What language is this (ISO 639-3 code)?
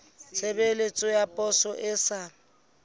sot